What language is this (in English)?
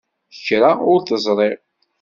Kabyle